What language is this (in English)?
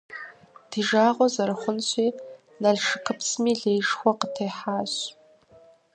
Kabardian